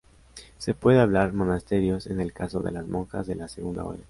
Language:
Spanish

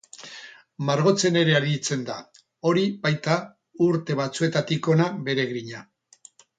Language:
Basque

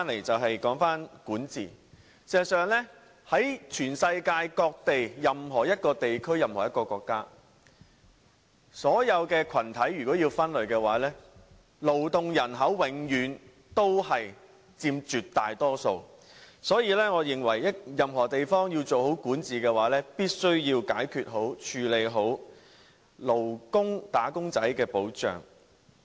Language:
Cantonese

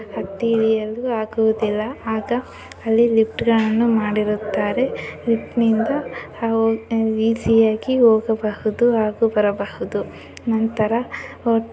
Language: Kannada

